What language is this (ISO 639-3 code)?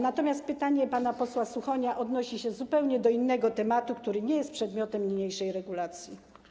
pol